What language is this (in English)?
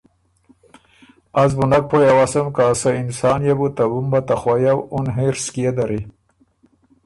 Ormuri